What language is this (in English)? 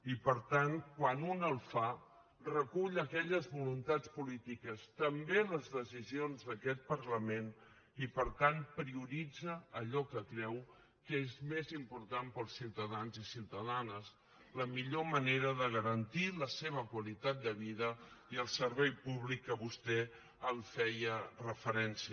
Catalan